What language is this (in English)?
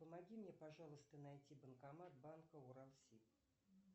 Russian